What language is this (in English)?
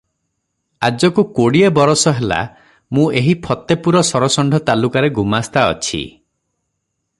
Odia